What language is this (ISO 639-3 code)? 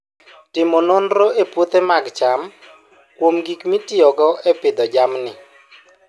luo